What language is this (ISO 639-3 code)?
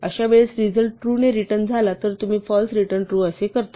mar